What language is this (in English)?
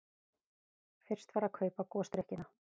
Icelandic